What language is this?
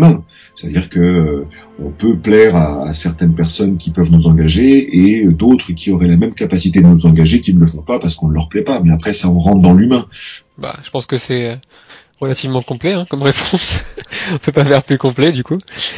French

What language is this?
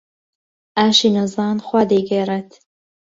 Central Kurdish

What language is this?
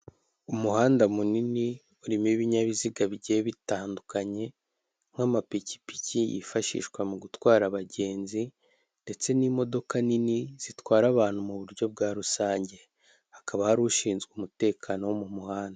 Kinyarwanda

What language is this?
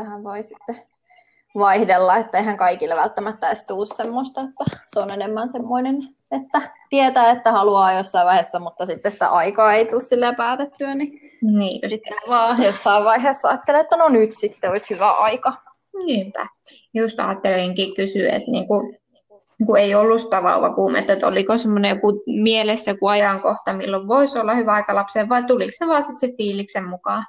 Finnish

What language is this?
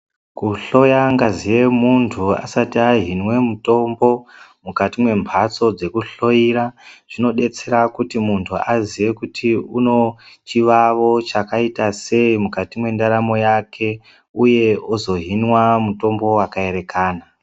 Ndau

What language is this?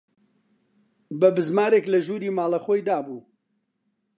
Central Kurdish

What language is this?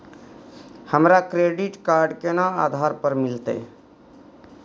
Maithili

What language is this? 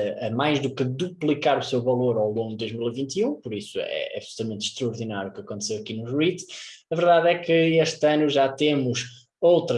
Portuguese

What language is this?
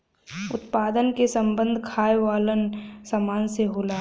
Bhojpuri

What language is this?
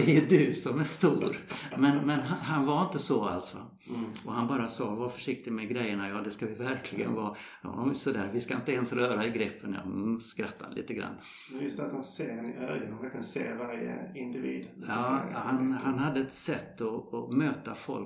Swedish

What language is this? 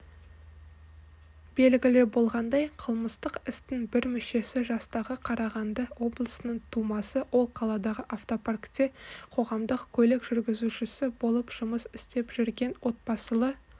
Kazakh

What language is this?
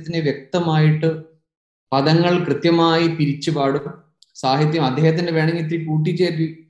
Malayalam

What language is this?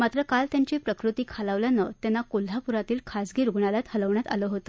Marathi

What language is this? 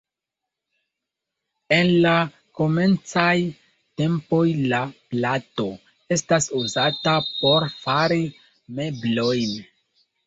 Esperanto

